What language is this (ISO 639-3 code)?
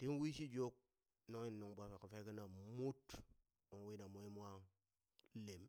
bys